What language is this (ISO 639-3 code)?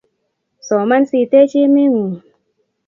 kln